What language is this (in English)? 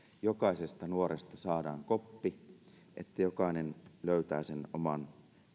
Finnish